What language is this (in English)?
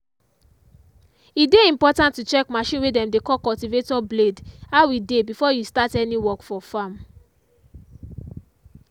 Nigerian Pidgin